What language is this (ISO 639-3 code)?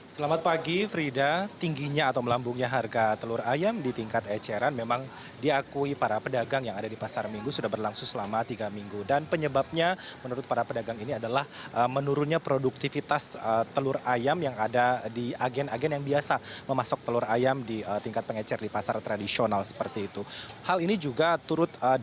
ind